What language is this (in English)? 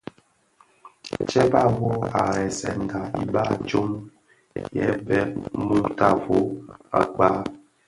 Bafia